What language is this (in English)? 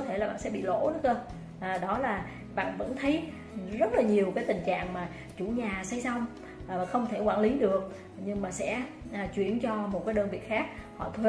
Vietnamese